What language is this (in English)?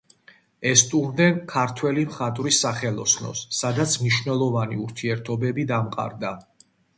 Georgian